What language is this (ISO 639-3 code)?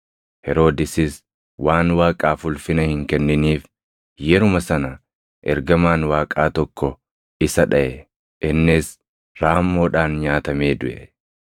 orm